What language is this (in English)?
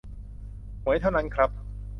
Thai